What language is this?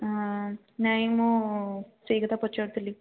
Odia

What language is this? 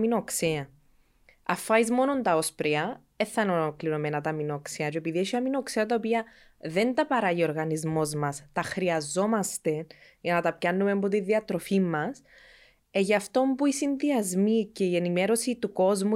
Greek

